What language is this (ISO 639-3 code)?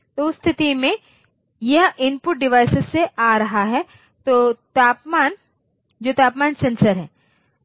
hin